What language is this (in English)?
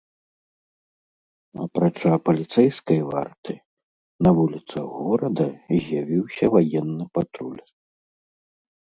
Belarusian